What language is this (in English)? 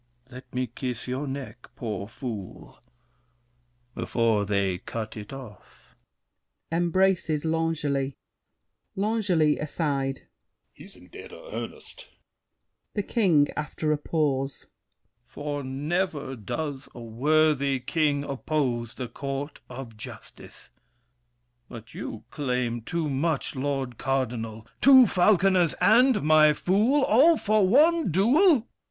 English